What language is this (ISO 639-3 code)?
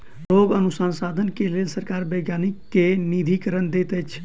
mai